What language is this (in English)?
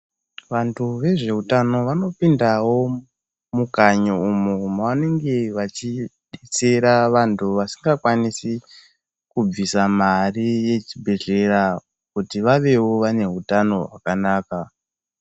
Ndau